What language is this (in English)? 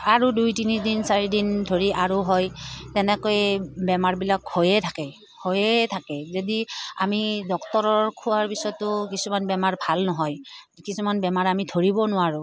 Assamese